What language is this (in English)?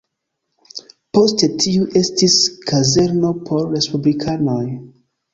Esperanto